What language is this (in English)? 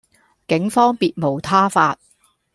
Cantonese